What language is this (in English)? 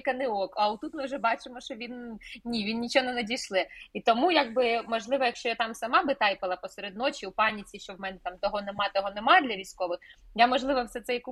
Ukrainian